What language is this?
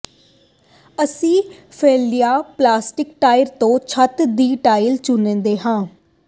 Punjabi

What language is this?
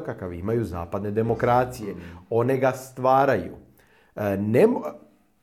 Croatian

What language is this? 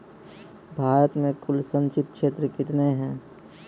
Maithili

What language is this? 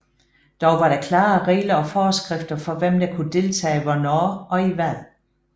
Danish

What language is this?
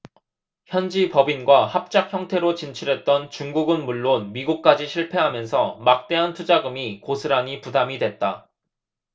Korean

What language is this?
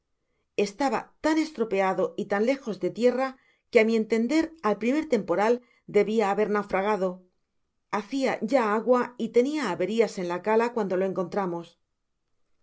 Spanish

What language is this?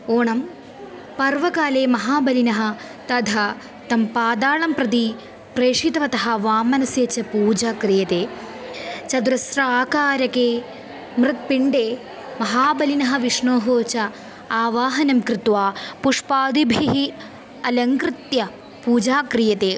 Sanskrit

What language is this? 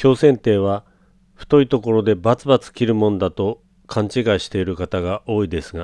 Japanese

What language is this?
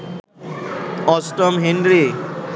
Bangla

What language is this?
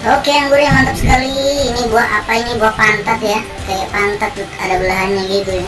Indonesian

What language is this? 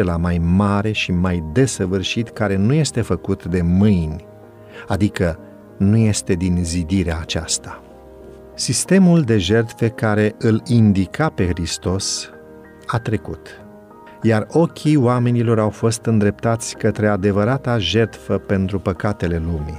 Romanian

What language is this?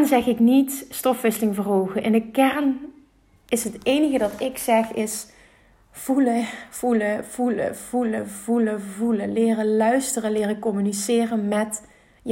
Dutch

